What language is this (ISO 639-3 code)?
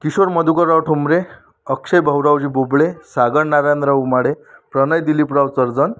mar